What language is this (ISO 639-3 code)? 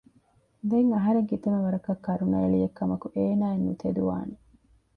div